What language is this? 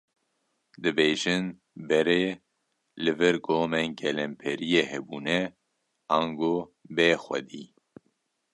Kurdish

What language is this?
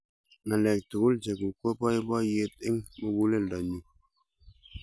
Kalenjin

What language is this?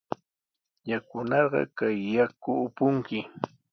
Sihuas Ancash Quechua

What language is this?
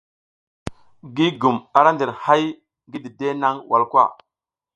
South Giziga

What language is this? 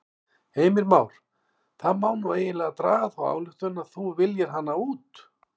Icelandic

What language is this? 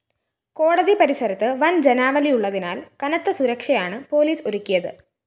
Malayalam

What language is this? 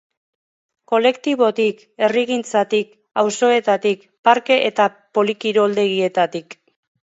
Basque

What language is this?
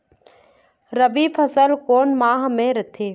Chhattisgarhi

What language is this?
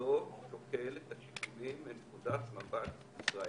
Hebrew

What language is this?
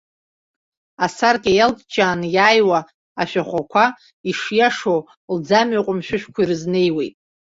Abkhazian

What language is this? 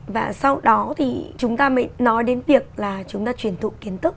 Vietnamese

